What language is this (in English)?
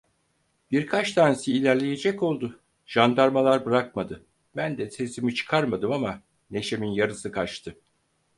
Turkish